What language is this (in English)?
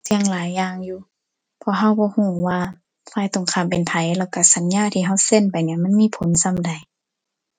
Thai